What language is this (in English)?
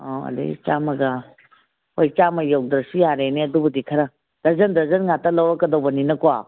Manipuri